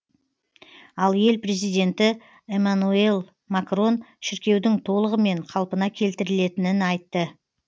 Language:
Kazakh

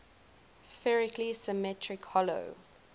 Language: English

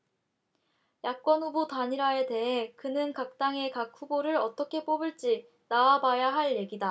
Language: Korean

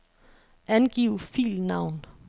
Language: Danish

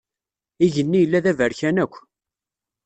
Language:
Kabyle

